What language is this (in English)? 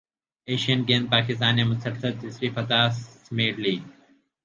Urdu